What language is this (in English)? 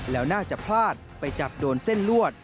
Thai